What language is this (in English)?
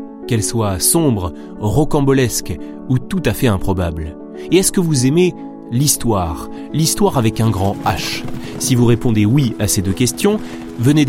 French